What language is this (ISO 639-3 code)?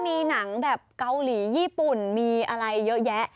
tha